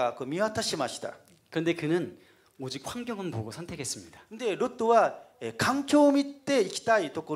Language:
Korean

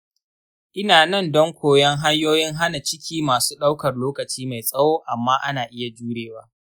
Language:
Hausa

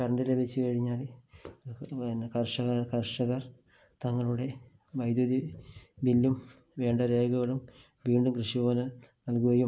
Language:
Malayalam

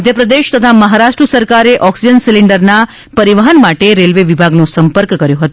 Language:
Gujarati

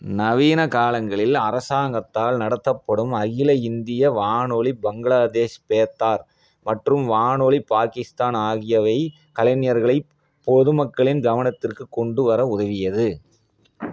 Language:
Tamil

